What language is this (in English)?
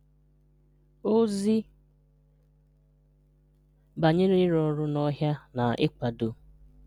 Igbo